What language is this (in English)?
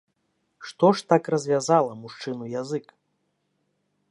Belarusian